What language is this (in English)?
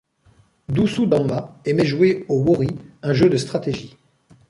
French